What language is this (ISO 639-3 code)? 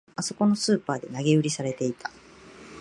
jpn